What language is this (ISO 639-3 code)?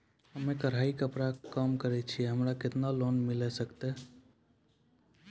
mai